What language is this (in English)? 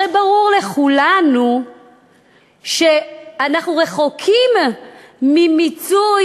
Hebrew